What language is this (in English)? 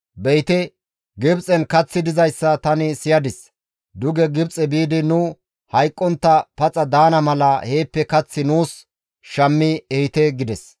Gamo